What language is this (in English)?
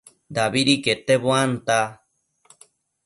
Matsés